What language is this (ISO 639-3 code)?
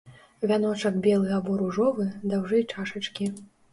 bel